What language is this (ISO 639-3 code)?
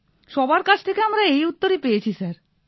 ben